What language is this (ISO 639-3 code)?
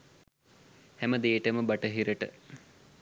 sin